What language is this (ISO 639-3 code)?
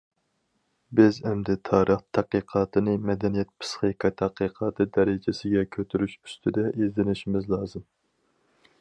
uig